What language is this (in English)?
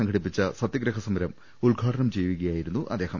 Malayalam